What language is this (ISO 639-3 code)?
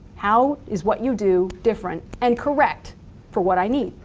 eng